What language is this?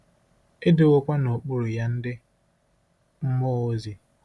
Igbo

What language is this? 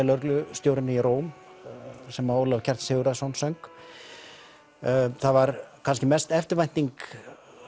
Icelandic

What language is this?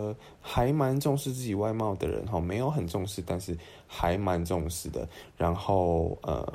Chinese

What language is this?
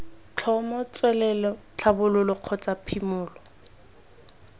Tswana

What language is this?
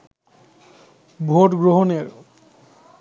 Bangla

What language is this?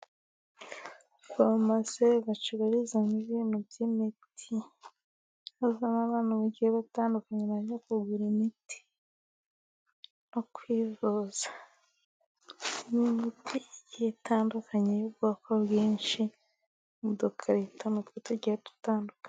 Kinyarwanda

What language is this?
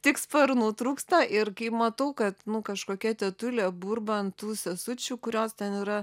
Lithuanian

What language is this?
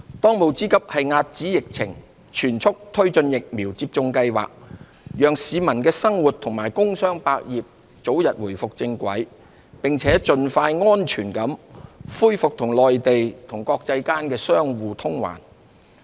Cantonese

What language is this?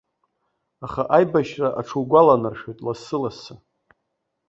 Abkhazian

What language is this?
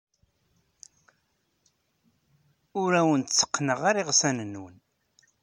Kabyle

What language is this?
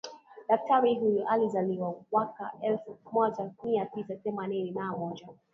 Swahili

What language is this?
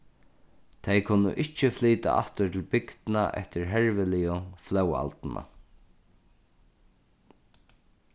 Faroese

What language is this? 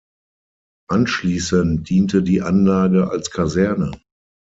German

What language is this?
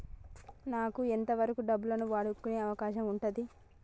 Telugu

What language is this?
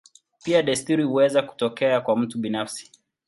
Swahili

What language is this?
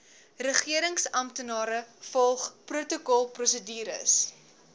Afrikaans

